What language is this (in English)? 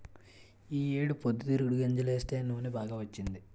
Telugu